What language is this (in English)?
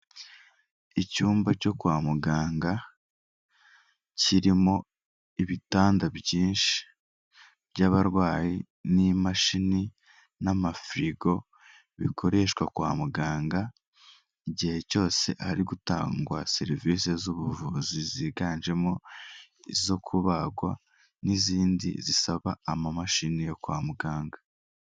Kinyarwanda